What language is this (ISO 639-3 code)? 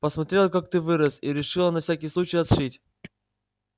rus